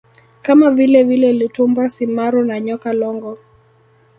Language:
Swahili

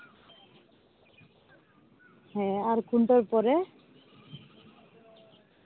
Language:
Santali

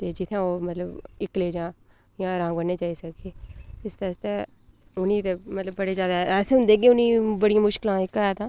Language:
Dogri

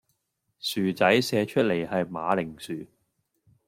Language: Cantonese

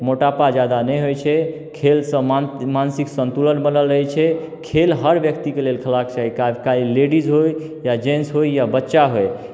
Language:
Maithili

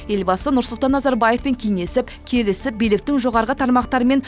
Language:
Kazakh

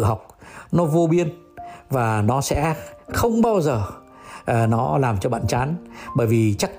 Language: Vietnamese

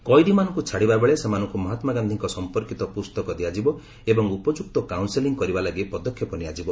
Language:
Odia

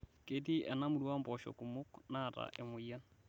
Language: Masai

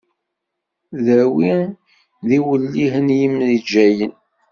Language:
Kabyle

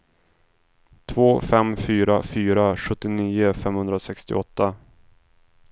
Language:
Swedish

